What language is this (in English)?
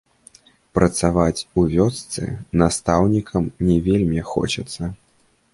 Belarusian